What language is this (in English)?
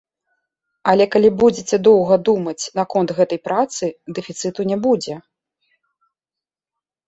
Belarusian